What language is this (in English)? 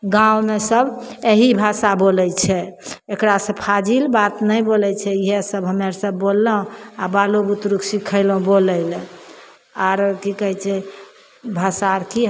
Maithili